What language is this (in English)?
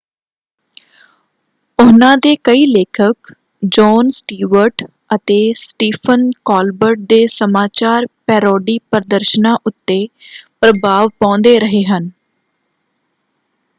Punjabi